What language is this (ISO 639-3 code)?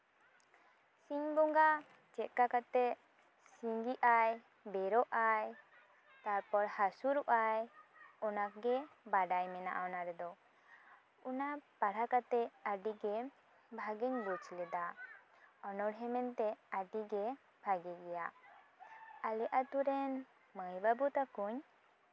sat